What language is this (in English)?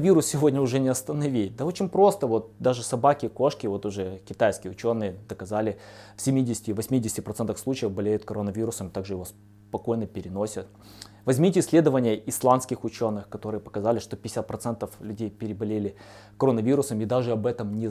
Russian